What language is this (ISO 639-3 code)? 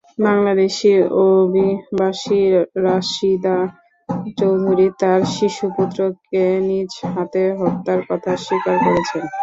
ben